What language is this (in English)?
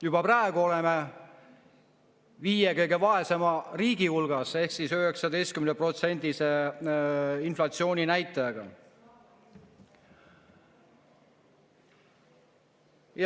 Estonian